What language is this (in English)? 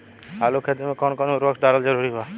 Bhojpuri